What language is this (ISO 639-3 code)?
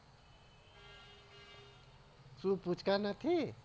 guj